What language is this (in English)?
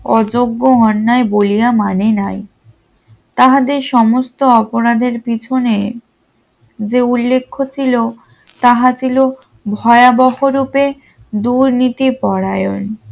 Bangla